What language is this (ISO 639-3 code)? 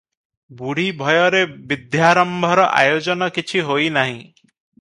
ori